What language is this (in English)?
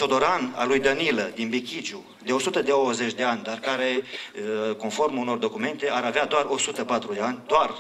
Romanian